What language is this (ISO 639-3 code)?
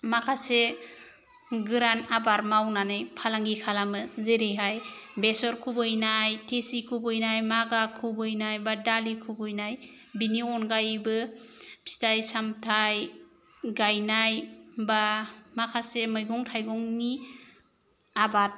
brx